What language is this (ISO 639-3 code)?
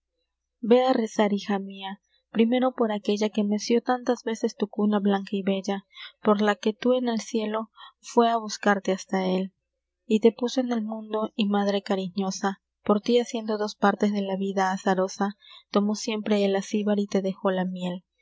spa